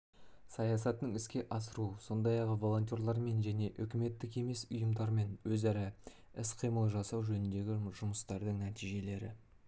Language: Kazakh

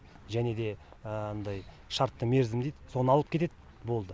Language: Kazakh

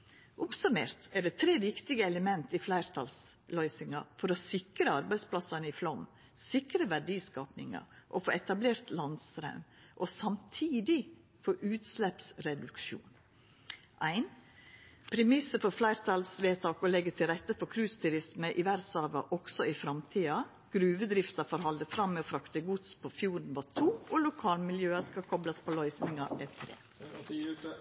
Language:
Norwegian Nynorsk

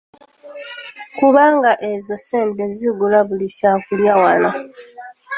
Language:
Ganda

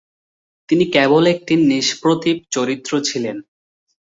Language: Bangla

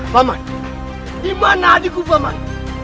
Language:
Indonesian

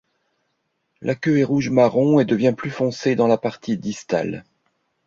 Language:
French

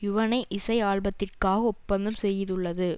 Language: Tamil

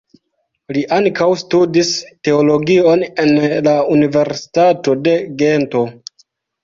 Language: Esperanto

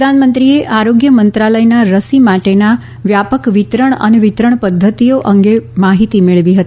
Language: Gujarati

